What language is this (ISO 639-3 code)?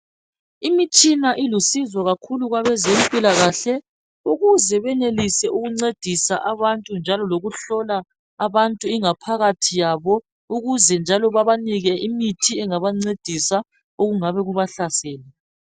nde